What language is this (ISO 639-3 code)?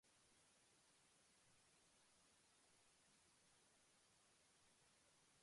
spa